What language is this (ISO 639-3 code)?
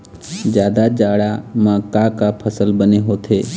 hne